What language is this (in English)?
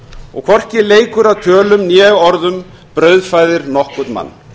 Icelandic